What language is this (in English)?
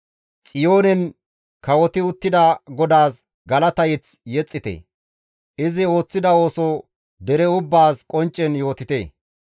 Gamo